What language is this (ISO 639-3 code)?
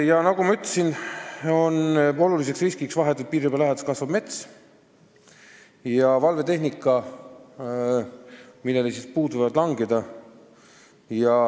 est